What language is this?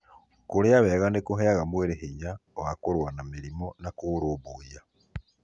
Kikuyu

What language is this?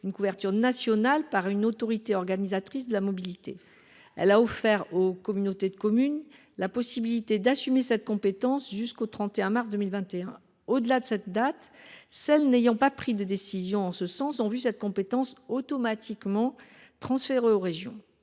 French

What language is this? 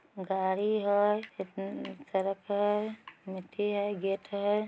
Magahi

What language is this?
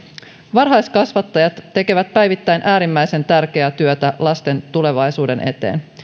Finnish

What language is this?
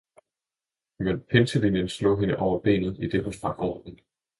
Danish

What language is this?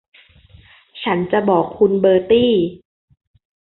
Thai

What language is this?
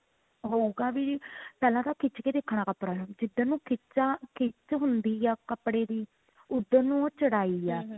Punjabi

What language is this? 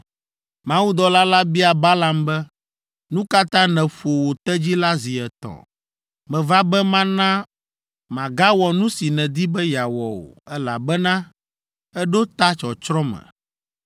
Ewe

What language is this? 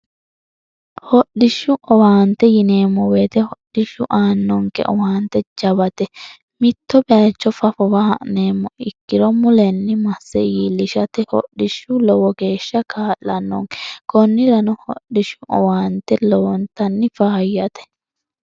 Sidamo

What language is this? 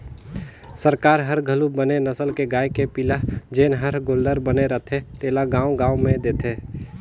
Chhattisgarhi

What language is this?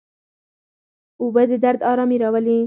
Pashto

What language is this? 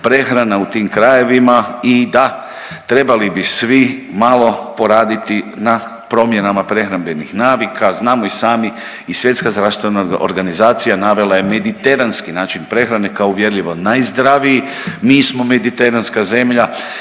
Croatian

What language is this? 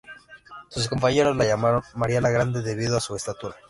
Spanish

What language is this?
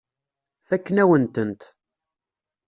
Kabyle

